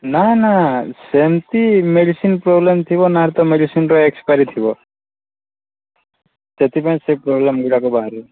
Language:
Odia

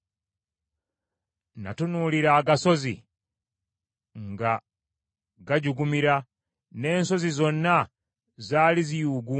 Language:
Ganda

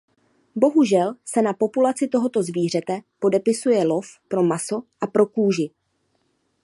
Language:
Czech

